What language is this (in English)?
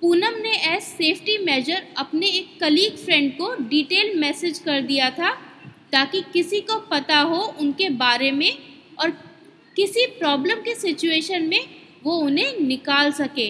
Hindi